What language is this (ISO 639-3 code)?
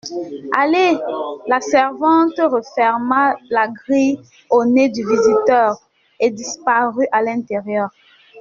fra